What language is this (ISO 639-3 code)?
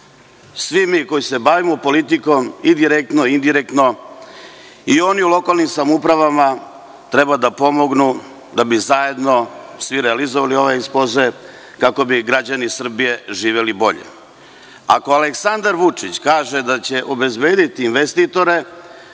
srp